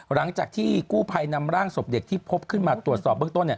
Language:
Thai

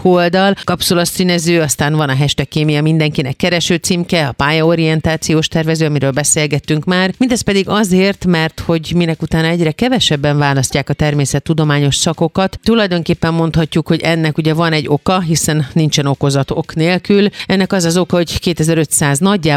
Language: Hungarian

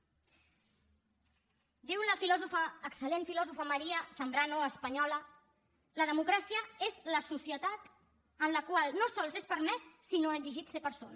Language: Catalan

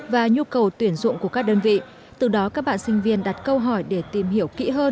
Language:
Vietnamese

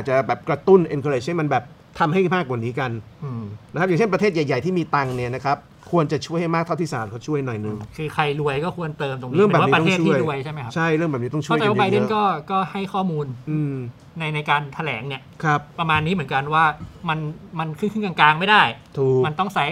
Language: Thai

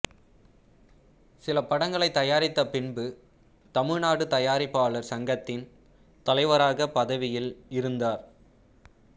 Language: Tamil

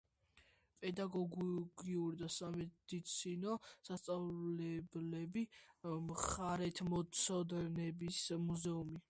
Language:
Georgian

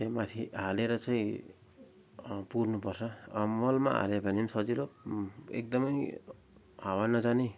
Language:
Nepali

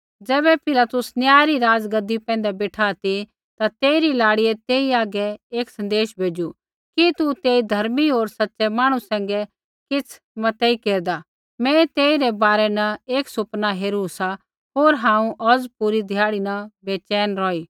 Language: Kullu Pahari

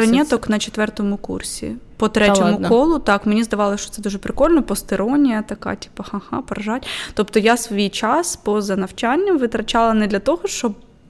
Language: Ukrainian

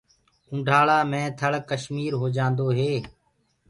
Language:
Gurgula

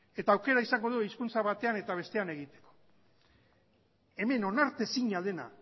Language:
Basque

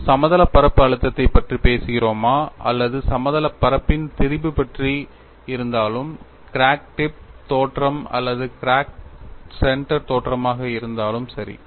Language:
Tamil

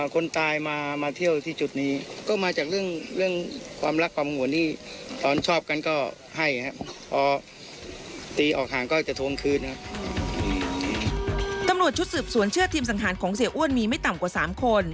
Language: Thai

